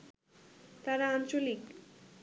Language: Bangla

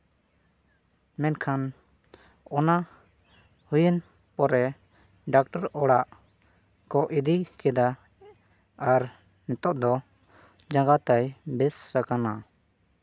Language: Santali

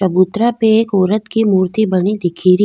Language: Rajasthani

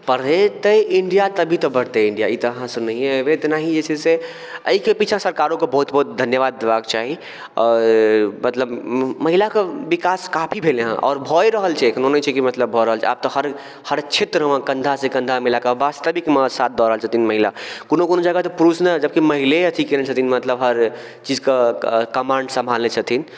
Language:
Maithili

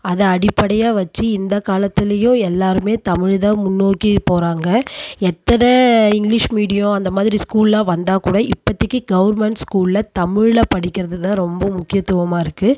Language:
Tamil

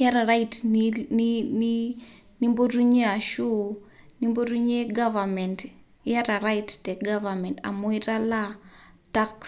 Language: Masai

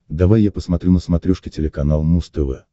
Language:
Russian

